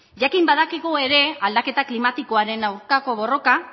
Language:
Basque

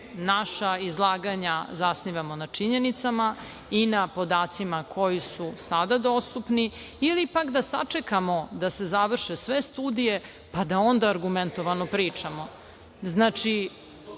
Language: Serbian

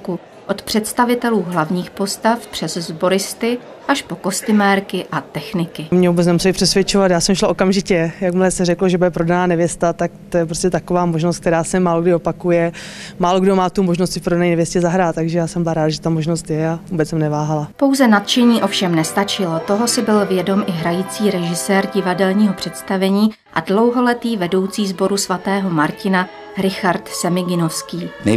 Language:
Czech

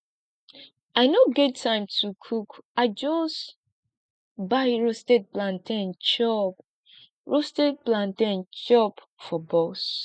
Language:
Nigerian Pidgin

